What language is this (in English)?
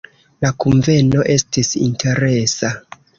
Esperanto